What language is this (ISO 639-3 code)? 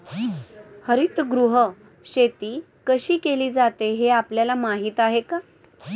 mar